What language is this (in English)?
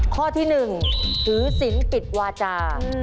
Thai